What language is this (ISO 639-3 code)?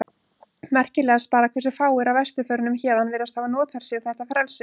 isl